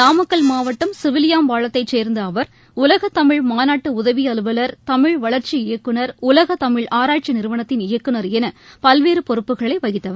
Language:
Tamil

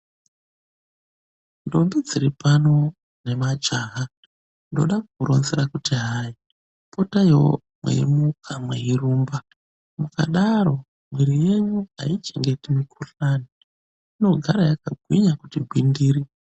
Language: Ndau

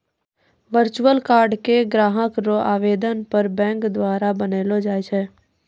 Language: Maithili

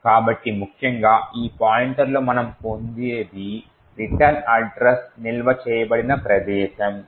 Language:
Telugu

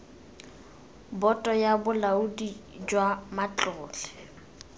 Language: Tswana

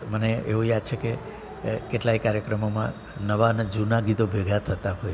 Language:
Gujarati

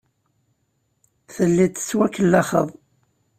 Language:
Kabyle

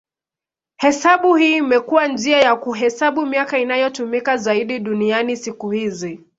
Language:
Swahili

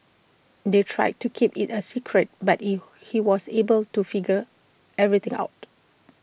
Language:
English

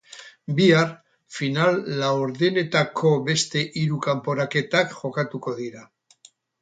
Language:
Basque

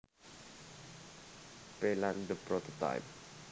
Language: Javanese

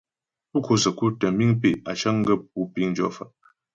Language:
Ghomala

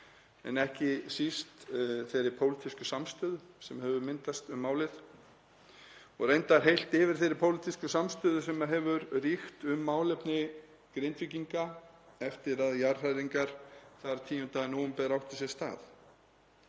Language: Icelandic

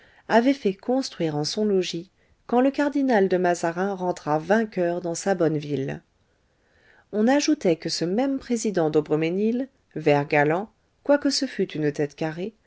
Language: French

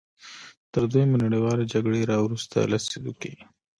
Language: Pashto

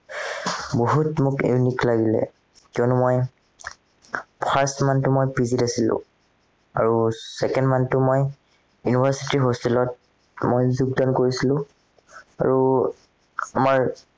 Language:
Assamese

